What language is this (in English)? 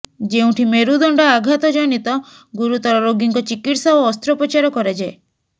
Odia